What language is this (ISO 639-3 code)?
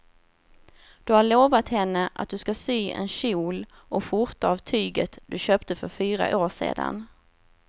swe